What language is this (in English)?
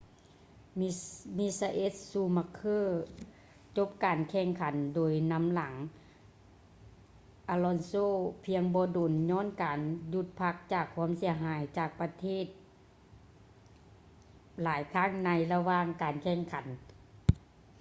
Lao